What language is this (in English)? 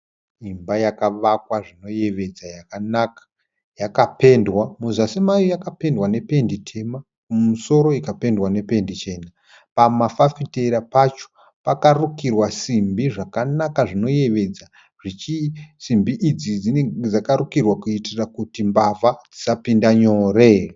Shona